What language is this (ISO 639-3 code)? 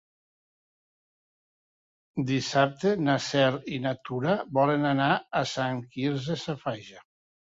cat